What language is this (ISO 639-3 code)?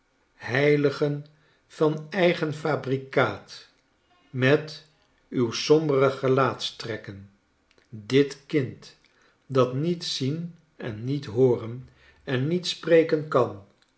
nld